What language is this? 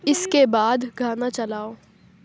Urdu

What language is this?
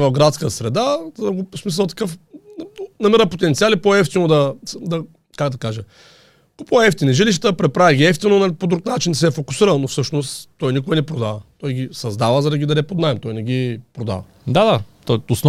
Bulgarian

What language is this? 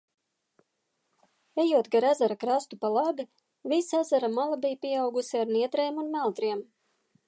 Latvian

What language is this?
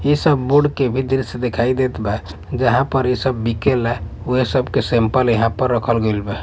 Bhojpuri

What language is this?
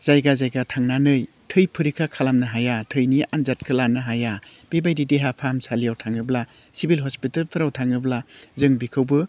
Bodo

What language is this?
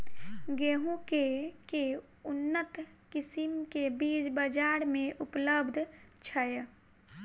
Maithili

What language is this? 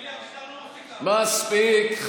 Hebrew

